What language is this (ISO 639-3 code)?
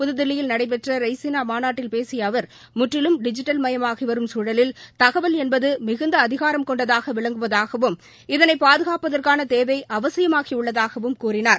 tam